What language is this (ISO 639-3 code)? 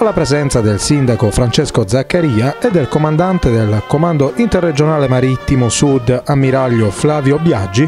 ita